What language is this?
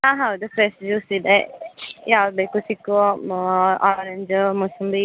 Kannada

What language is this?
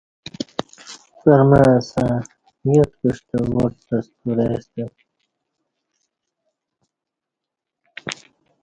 Kati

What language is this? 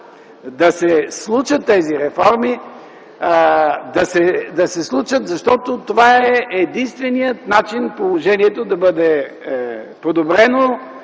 Bulgarian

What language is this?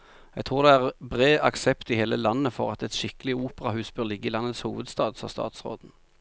Norwegian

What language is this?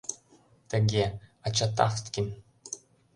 Mari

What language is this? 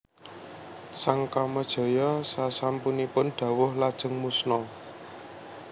Javanese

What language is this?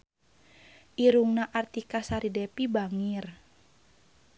Sundanese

